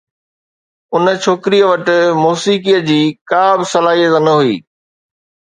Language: Sindhi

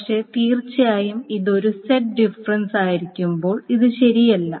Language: Malayalam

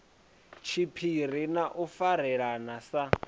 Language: Venda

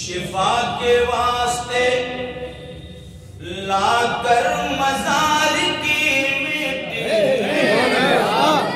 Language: Arabic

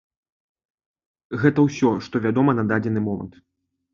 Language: Belarusian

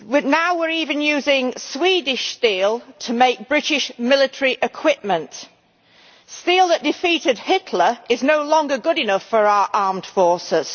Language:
English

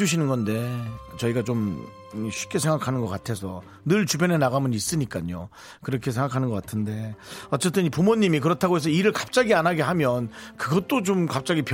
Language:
Korean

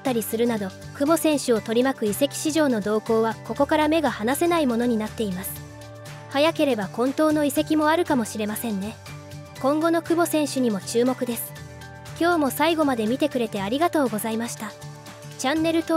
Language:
Japanese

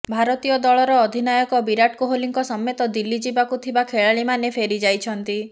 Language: Odia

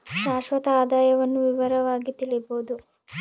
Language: Kannada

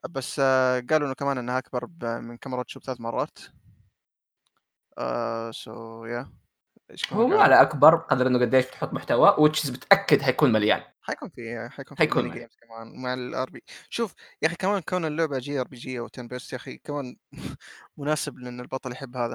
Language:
Arabic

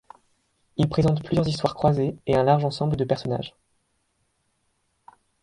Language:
French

